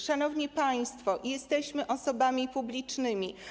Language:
Polish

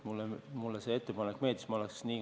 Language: Estonian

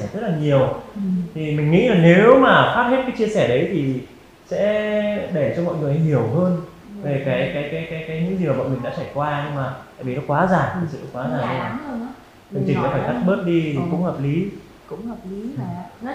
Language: Vietnamese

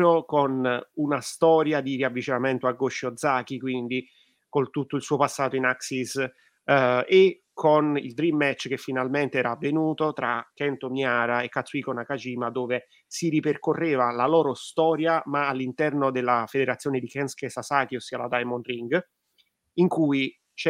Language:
Italian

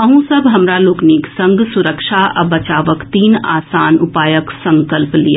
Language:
Maithili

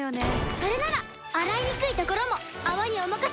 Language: Japanese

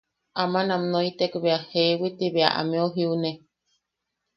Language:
Yaqui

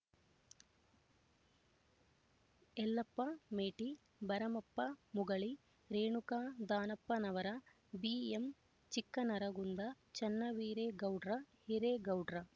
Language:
Kannada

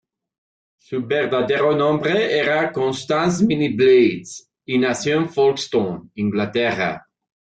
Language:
Spanish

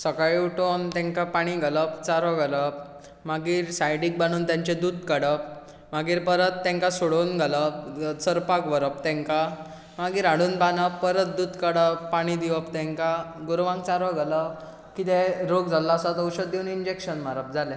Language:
Konkani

